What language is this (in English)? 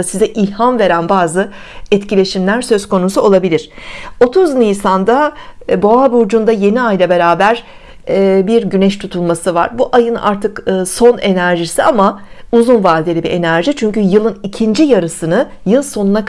Turkish